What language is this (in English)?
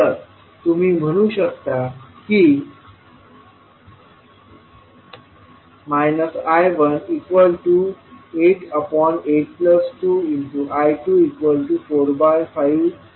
Marathi